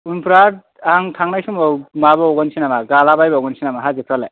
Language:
Bodo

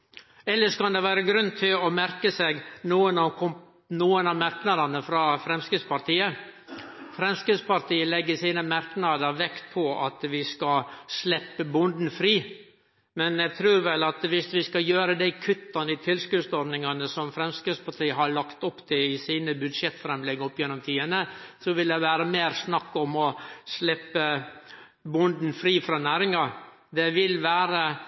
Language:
Norwegian Nynorsk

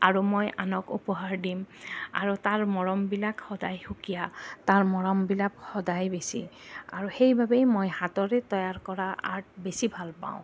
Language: Assamese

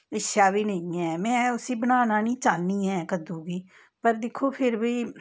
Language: Dogri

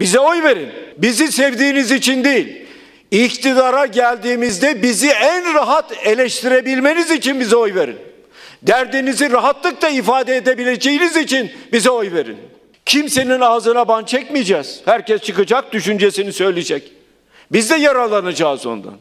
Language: Turkish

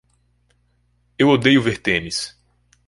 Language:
Portuguese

